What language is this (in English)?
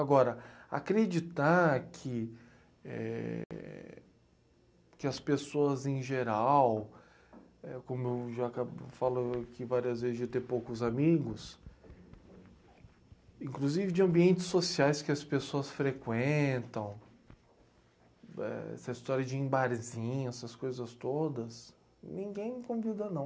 Portuguese